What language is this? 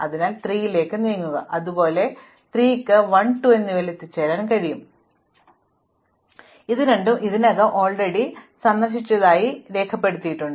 Malayalam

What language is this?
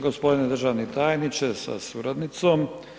Croatian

